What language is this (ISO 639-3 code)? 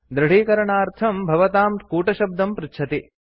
san